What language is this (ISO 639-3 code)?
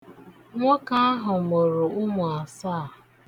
ibo